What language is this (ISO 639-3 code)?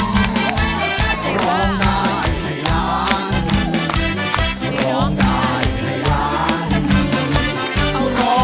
tha